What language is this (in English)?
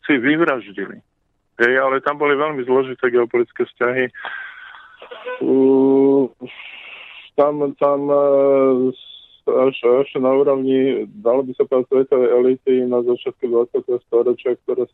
Slovak